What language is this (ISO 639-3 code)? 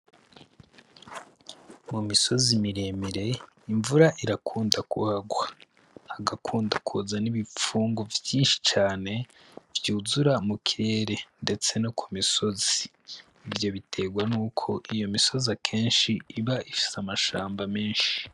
run